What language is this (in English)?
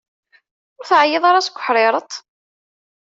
Kabyle